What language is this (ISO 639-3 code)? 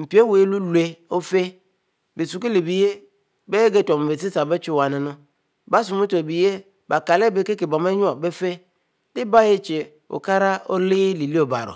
mfo